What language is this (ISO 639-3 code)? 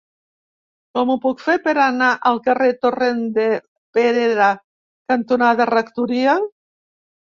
cat